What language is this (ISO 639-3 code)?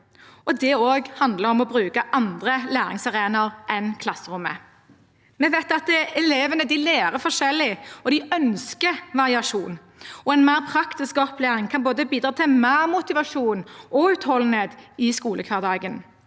nor